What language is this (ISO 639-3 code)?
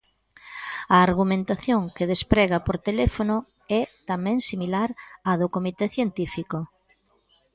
glg